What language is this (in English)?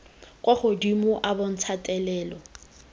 Tswana